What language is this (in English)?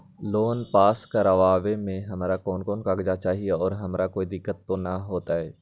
Magahi